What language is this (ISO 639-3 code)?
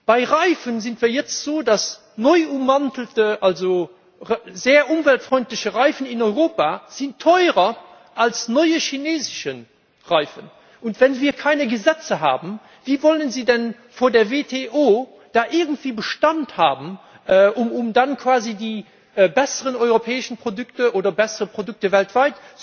deu